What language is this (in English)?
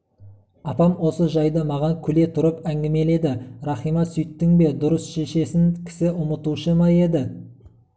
Kazakh